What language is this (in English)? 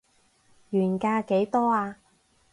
Cantonese